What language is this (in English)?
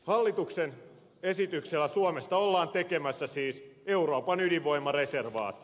Finnish